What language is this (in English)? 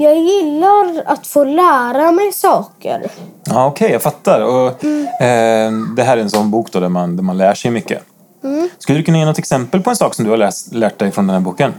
Swedish